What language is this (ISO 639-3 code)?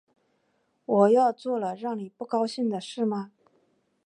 zho